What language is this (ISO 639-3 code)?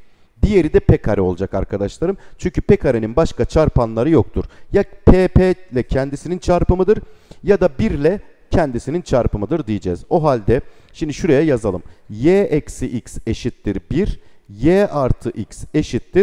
tur